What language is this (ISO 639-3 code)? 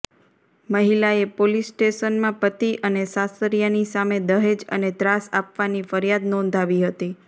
guj